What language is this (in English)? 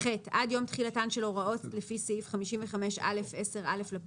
Hebrew